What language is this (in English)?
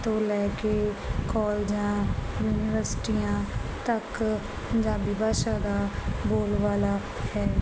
Punjabi